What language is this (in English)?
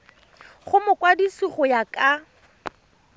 Tswana